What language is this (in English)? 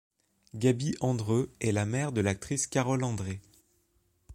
French